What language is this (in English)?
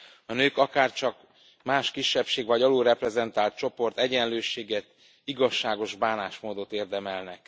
Hungarian